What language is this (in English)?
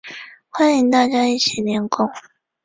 Chinese